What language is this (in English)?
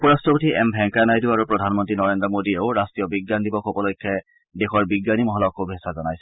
Assamese